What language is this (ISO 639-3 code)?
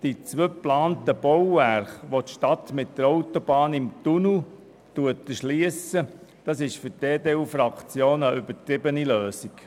gsw